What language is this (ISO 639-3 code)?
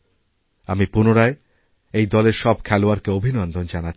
ben